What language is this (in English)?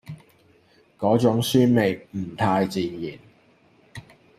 Cantonese